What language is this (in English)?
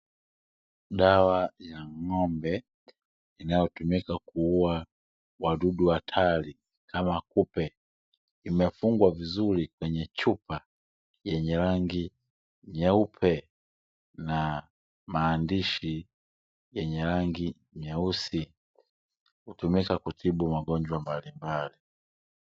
Swahili